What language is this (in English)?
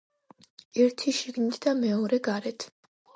Georgian